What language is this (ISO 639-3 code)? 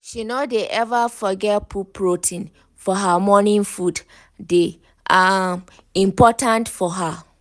pcm